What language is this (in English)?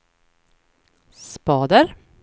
Swedish